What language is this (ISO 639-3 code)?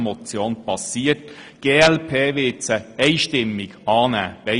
gsw